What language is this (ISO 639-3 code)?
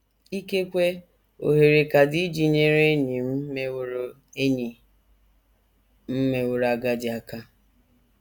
ibo